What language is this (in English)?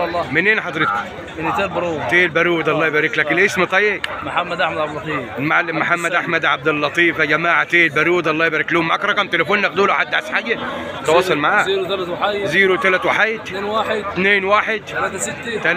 Arabic